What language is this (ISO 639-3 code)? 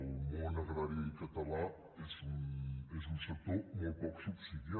cat